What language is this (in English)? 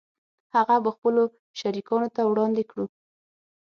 Pashto